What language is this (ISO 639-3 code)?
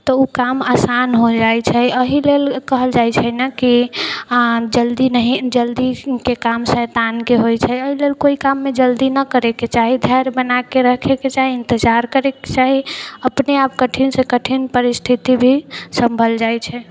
mai